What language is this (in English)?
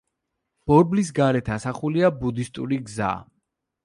Georgian